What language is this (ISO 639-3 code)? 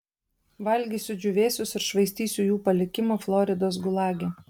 lit